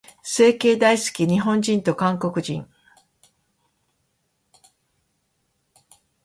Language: Japanese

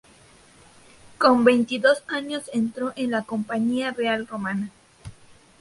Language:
Spanish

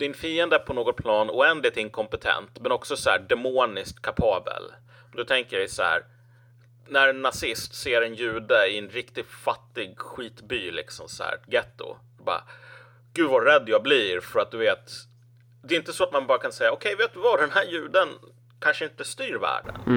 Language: Swedish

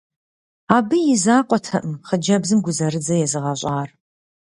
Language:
Kabardian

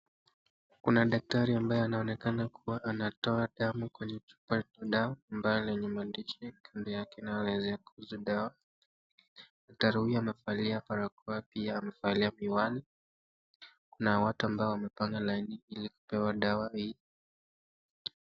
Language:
Swahili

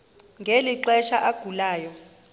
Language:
Xhosa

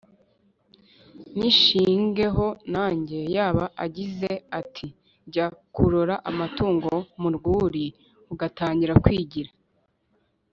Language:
Kinyarwanda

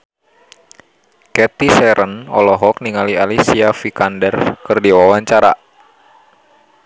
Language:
Sundanese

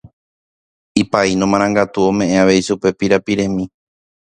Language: Guarani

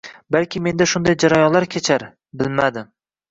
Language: Uzbek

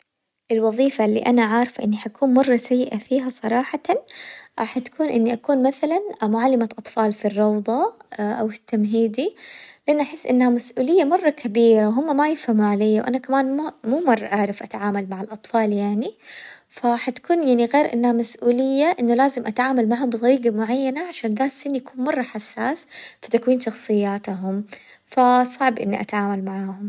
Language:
Hijazi Arabic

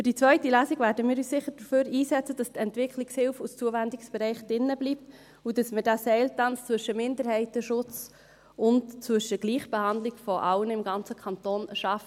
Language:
Swiss German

